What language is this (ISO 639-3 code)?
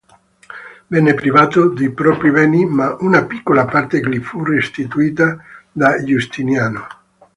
ita